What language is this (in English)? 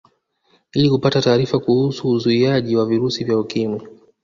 Swahili